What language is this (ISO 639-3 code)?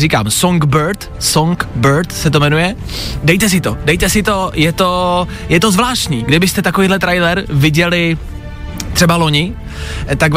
ces